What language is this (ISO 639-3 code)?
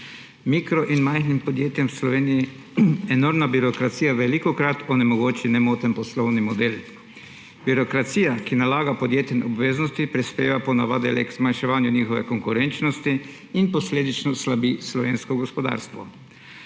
slv